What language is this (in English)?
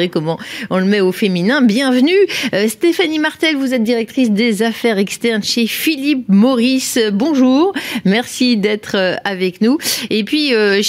French